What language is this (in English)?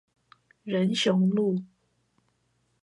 Chinese